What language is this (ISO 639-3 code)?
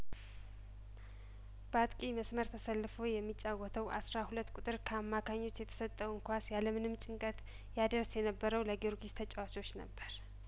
amh